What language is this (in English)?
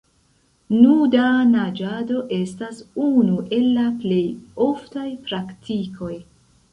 Esperanto